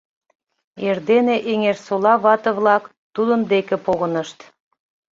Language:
Mari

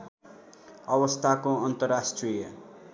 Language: Nepali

